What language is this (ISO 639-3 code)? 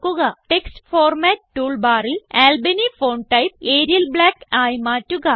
mal